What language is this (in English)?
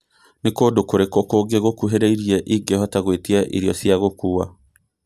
Kikuyu